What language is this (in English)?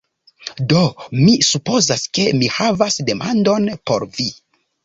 Esperanto